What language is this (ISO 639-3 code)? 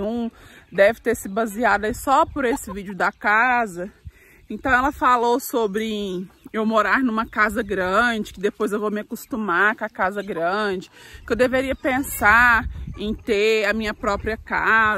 por